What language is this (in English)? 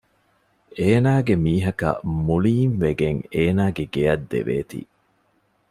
Divehi